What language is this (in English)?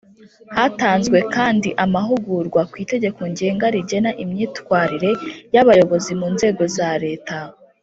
Kinyarwanda